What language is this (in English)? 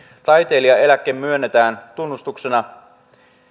Finnish